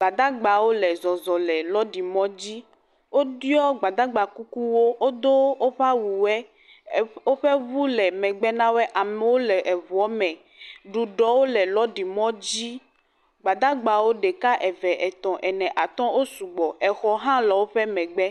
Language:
Ewe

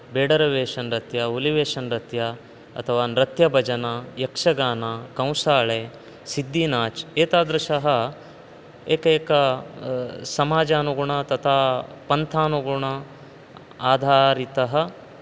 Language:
Sanskrit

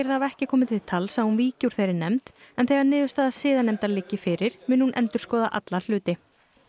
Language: Icelandic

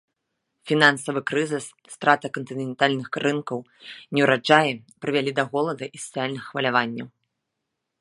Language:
Belarusian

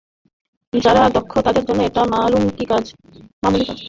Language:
Bangla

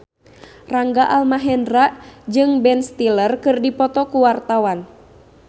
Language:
Sundanese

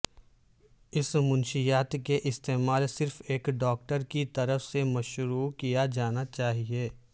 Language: Urdu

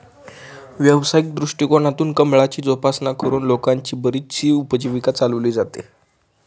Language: Marathi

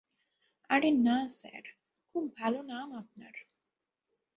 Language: Bangla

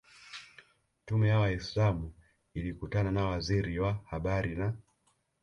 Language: Swahili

